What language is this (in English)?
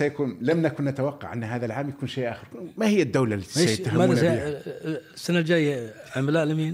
Arabic